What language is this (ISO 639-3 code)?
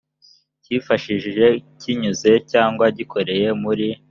kin